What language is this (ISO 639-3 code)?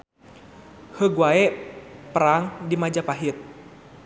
sun